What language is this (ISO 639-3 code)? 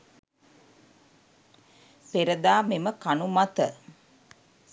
sin